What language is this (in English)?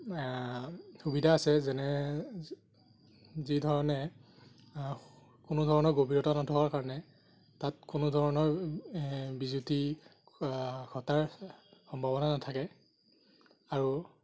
Assamese